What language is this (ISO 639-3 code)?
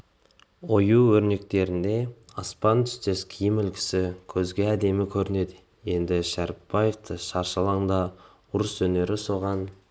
kaz